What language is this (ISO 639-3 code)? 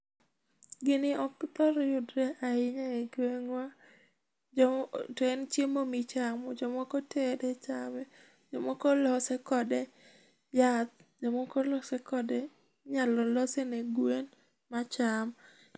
luo